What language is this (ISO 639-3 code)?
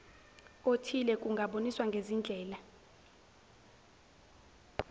zul